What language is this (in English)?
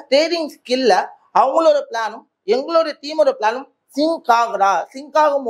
Tamil